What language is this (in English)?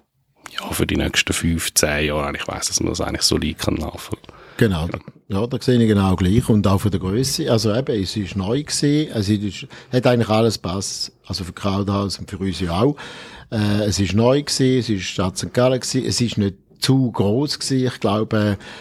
German